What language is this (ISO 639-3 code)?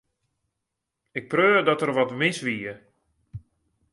fry